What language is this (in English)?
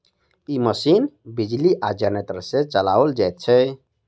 Maithili